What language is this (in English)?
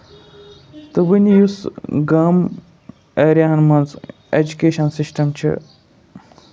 Kashmiri